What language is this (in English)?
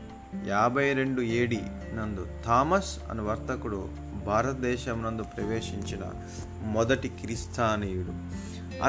Telugu